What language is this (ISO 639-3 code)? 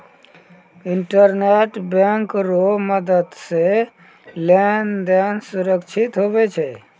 mai